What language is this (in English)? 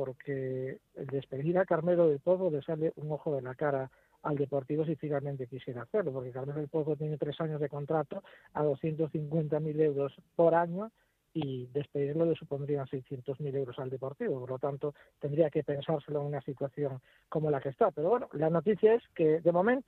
Spanish